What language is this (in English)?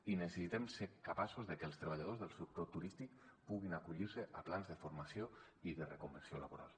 Catalan